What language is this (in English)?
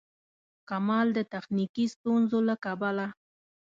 Pashto